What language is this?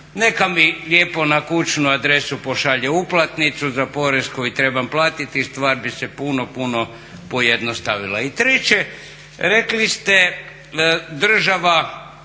Croatian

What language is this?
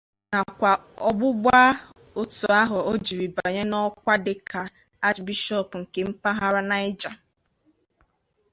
Igbo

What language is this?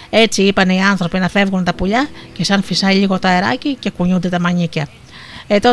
Greek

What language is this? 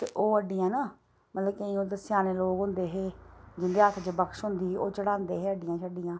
Dogri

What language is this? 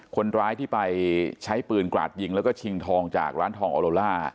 Thai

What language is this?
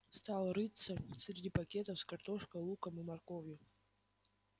Russian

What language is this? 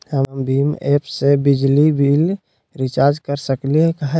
Magahi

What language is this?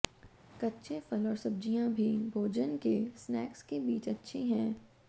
Hindi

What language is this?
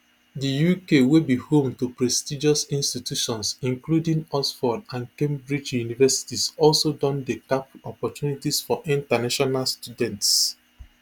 Nigerian Pidgin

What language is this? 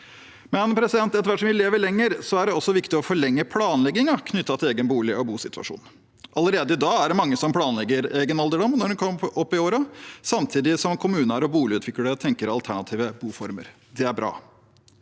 Norwegian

